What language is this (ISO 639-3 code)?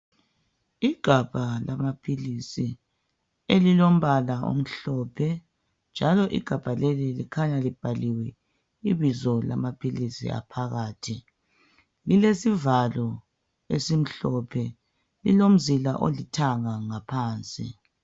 nde